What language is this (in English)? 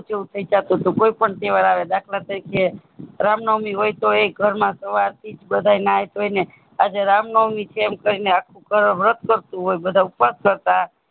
Gujarati